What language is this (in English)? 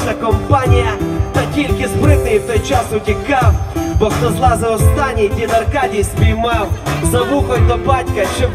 Ukrainian